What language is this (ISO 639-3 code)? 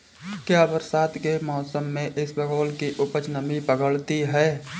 hin